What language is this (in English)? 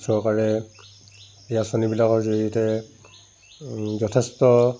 Assamese